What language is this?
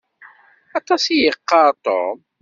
Kabyle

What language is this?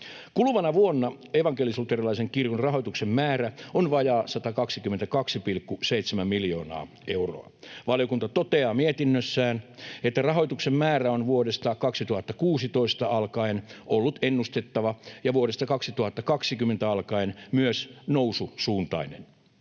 Finnish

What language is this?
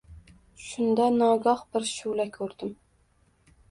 Uzbek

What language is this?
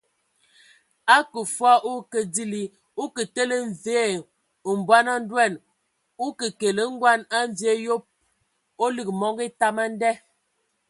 Ewondo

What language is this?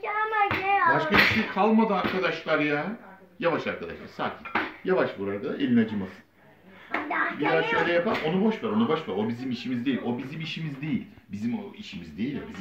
Turkish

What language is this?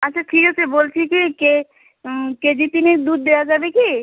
Bangla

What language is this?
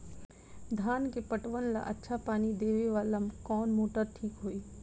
Bhojpuri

